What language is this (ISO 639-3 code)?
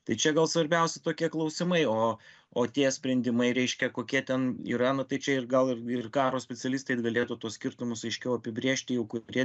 lit